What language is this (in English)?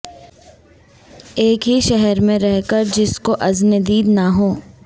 Urdu